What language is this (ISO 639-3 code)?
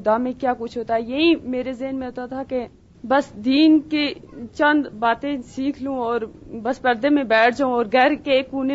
urd